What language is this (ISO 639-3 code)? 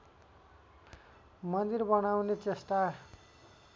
nep